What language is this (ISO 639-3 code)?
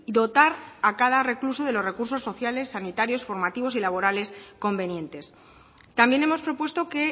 spa